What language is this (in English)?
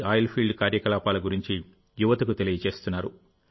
Telugu